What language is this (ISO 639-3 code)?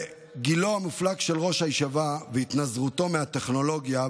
heb